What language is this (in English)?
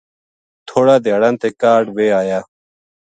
Gujari